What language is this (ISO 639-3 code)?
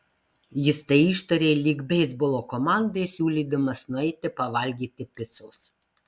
lit